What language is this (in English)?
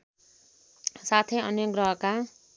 Nepali